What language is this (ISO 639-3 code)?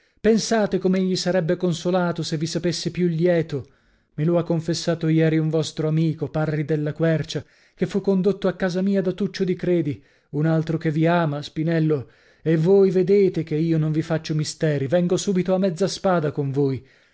ita